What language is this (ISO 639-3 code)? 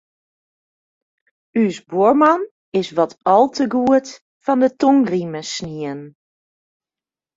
fry